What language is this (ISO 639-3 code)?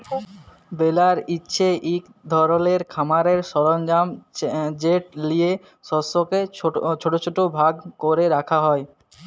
ben